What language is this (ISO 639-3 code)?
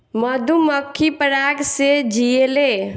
bho